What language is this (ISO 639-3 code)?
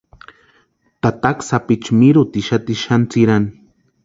pua